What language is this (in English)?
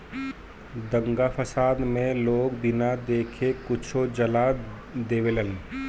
Bhojpuri